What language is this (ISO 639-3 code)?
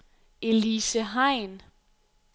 dan